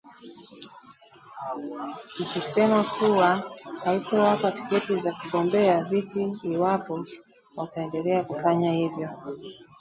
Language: Swahili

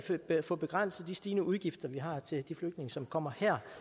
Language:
Danish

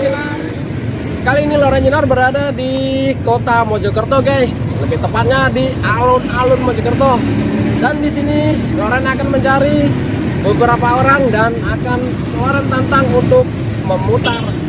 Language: Indonesian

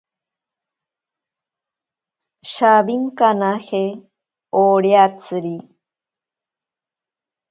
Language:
Ashéninka Perené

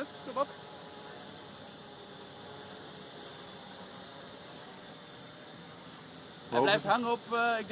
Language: Dutch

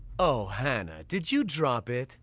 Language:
English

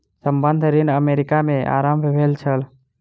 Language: Maithili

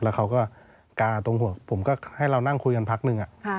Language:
Thai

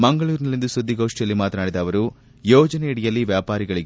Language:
Kannada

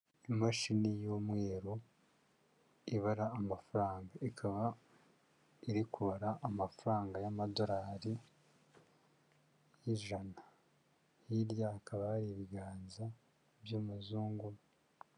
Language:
Kinyarwanda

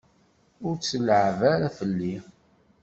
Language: Kabyle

